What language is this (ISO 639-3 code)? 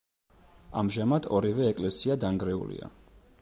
kat